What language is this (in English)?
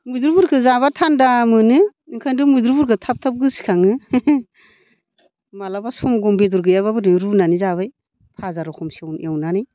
Bodo